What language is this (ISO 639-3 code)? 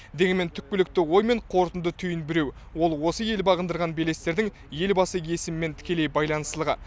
kaz